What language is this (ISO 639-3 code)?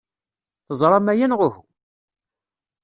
kab